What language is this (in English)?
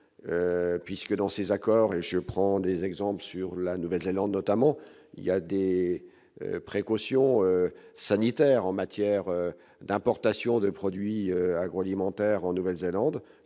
French